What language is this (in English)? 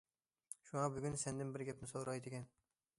Uyghur